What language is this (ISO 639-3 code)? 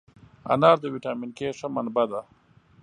pus